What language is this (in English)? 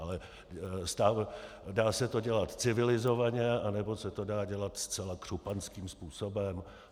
Czech